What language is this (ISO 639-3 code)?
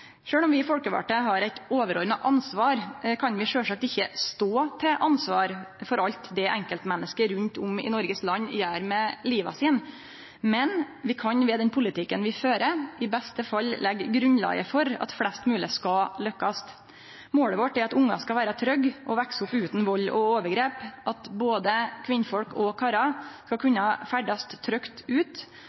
nno